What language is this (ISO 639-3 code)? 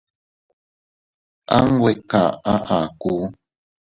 cut